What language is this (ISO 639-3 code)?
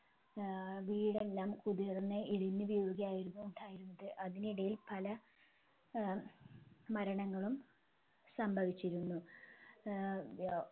mal